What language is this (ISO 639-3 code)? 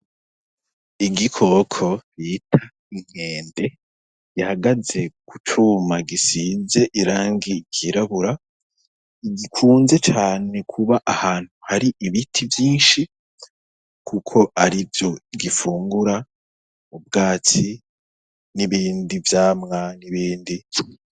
run